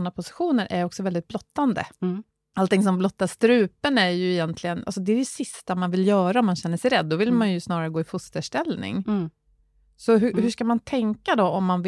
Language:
Swedish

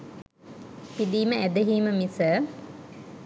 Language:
Sinhala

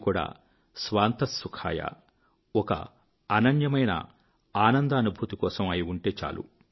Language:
Telugu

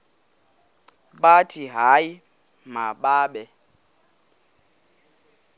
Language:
Xhosa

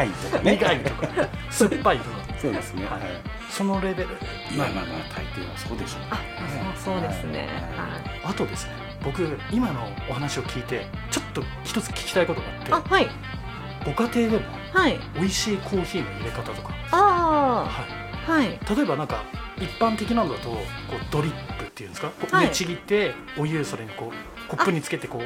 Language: Japanese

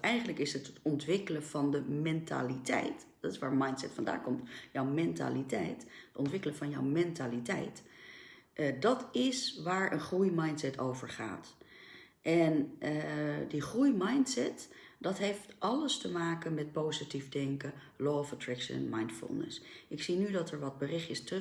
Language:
Dutch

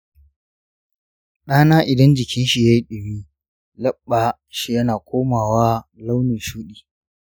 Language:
Hausa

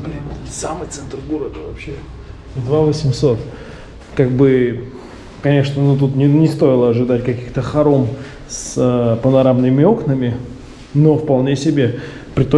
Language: Russian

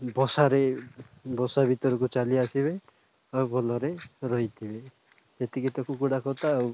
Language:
Odia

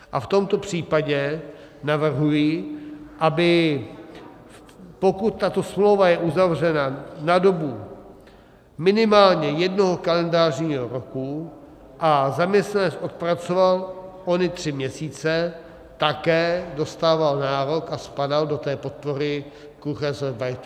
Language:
Czech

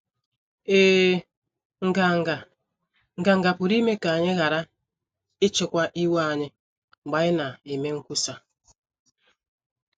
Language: Igbo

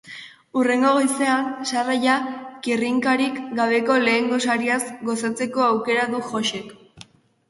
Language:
Basque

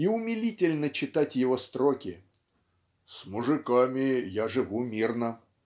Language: Russian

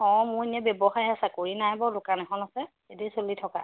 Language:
Assamese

